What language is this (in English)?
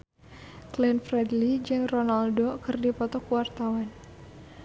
Sundanese